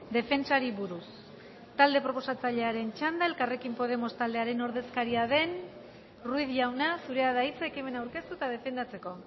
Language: Basque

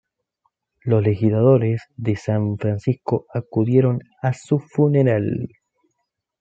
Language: Spanish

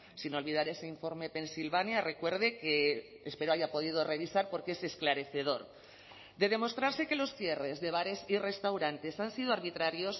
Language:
Spanish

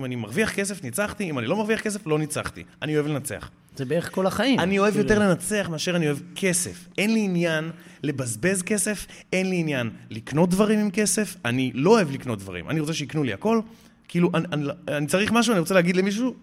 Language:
Hebrew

